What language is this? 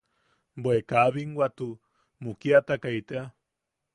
Yaqui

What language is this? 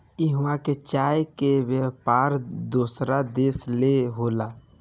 Bhojpuri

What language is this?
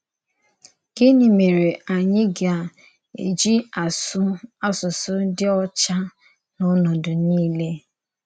Igbo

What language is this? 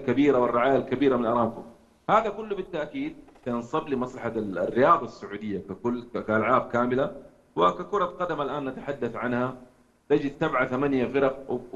Arabic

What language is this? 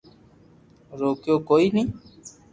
Loarki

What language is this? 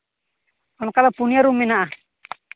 Santali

